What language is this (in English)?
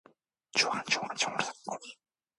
Korean